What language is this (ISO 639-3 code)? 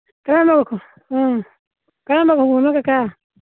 mni